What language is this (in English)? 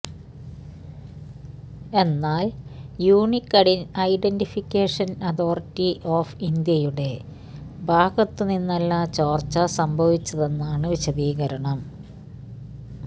Malayalam